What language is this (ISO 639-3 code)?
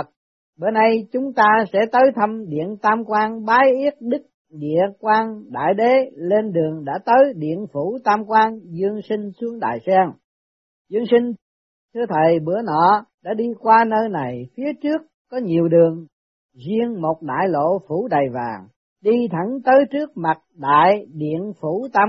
vie